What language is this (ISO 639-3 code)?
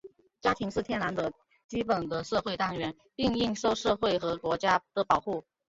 zho